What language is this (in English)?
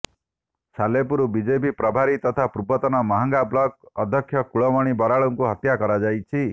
Odia